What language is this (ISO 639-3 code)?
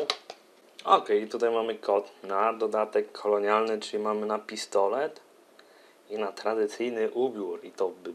pol